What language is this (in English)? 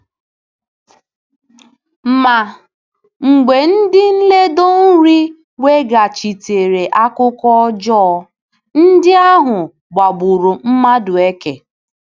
Igbo